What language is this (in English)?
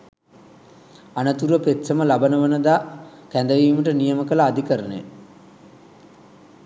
Sinhala